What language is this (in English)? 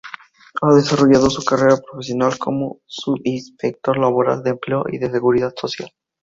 Spanish